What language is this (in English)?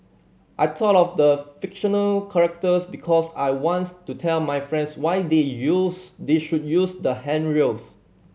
English